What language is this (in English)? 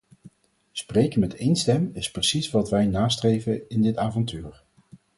Dutch